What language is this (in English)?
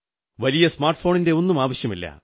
Malayalam